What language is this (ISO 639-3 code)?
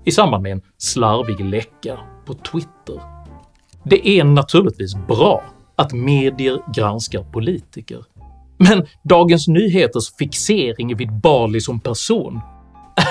swe